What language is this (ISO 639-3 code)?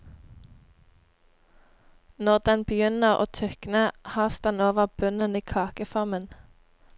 nor